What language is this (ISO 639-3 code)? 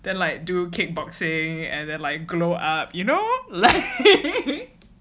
eng